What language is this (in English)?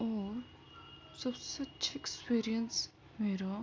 Urdu